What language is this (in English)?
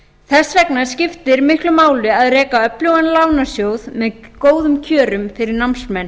Icelandic